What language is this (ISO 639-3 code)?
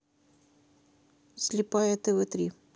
rus